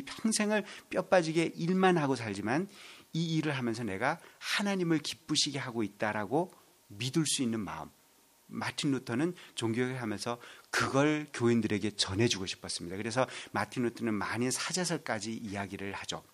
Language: Korean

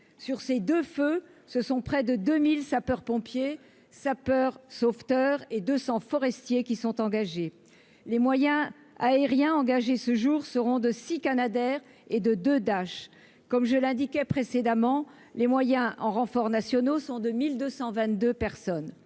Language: French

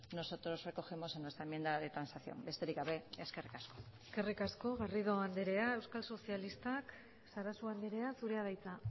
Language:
Basque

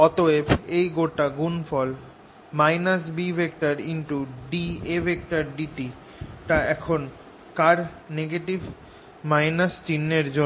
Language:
Bangla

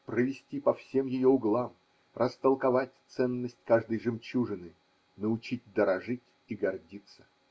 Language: Russian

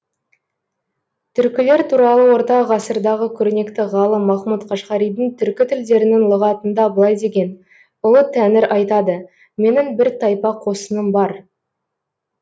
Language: Kazakh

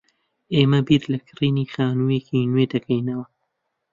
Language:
Central Kurdish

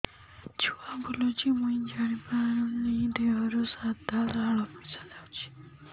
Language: Odia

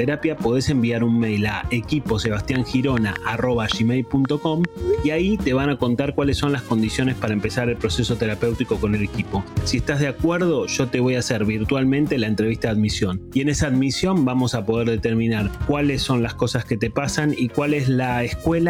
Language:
Spanish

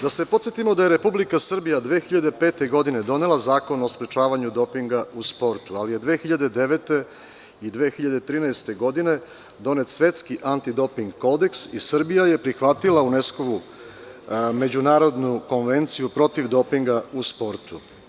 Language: Serbian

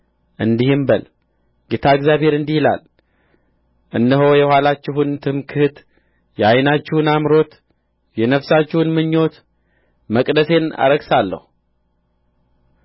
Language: Amharic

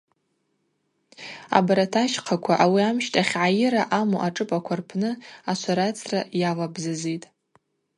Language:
Abaza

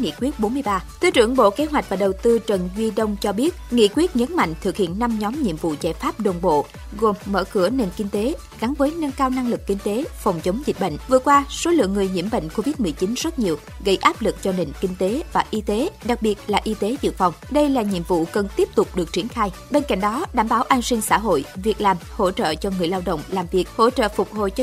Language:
Vietnamese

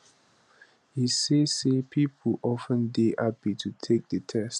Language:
Nigerian Pidgin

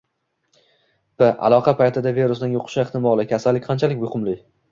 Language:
Uzbek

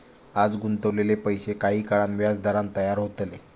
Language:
Marathi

